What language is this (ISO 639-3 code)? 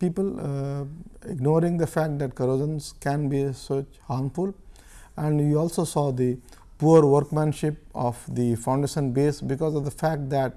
eng